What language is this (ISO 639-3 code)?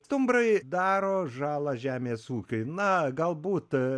lit